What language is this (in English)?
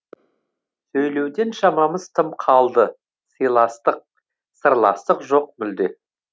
Kazakh